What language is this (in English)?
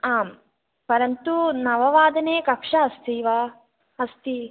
Sanskrit